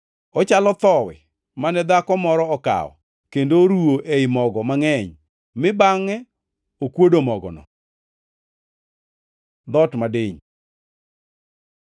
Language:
Luo (Kenya and Tanzania)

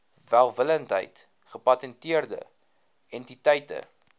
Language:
Afrikaans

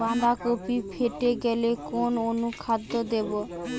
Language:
Bangla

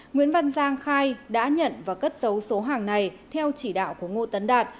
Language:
Vietnamese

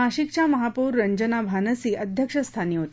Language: Marathi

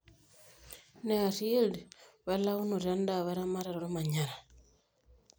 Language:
Masai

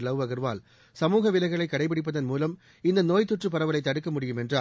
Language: Tamil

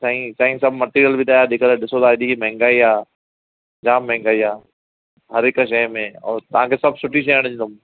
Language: Sindhi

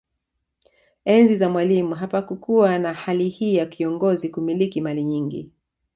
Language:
Swahili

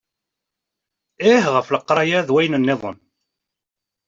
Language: Kabyle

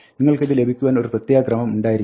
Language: Malayalam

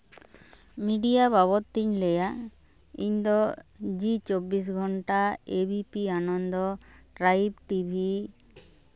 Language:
Santali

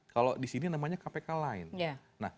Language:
Indonesian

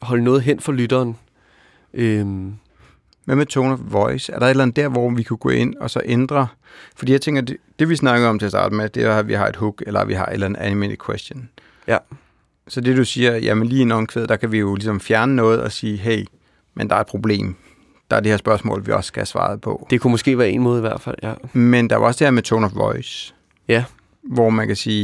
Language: Danish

